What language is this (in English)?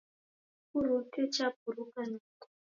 Taita